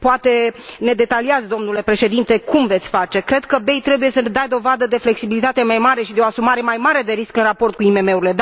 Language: Romanian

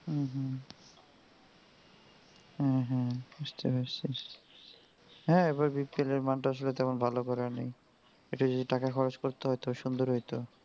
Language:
Bangla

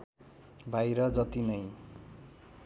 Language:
Nepali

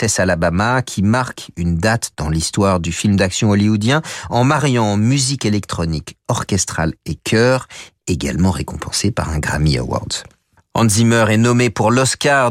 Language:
French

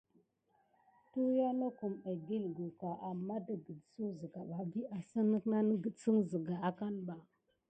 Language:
Gidar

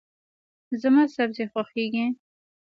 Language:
Pashto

